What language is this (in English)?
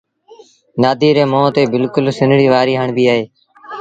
Sindhi Bhil